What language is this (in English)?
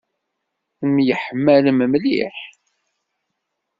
Kabyle